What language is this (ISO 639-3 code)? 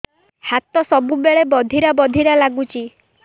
ori